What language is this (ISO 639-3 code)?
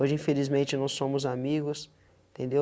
por